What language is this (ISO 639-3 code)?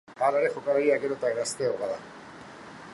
eus